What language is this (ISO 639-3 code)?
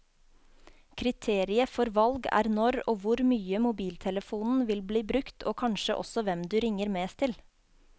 nor